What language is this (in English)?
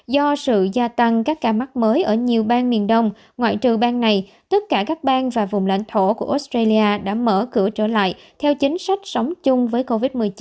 Vietnamese